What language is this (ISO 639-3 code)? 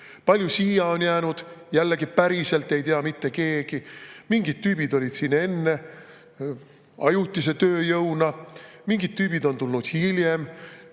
est